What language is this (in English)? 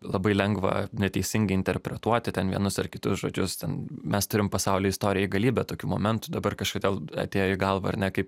Lithuanian